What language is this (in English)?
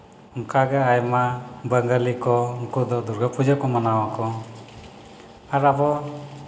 Santali